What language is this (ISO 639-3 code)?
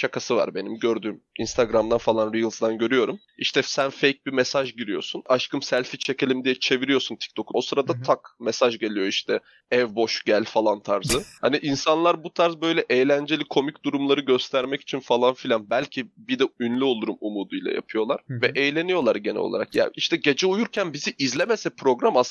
tur